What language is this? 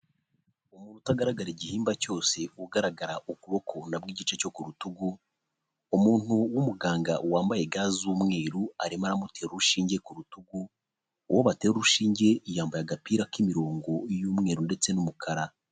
Kinyarwanda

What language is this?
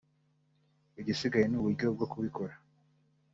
Kinyarwanda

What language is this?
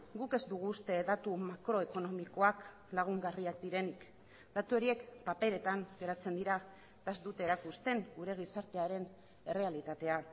Basque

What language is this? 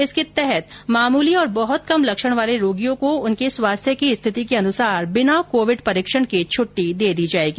Hindi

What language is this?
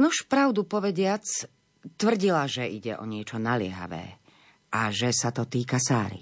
Slovak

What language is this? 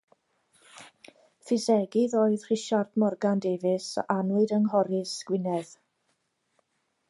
Welsh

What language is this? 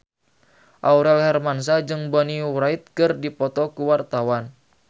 Sundanese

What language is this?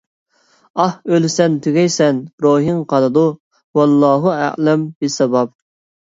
Uyghur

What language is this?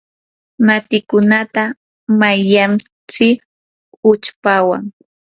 Yanahuanca Pasco Quechua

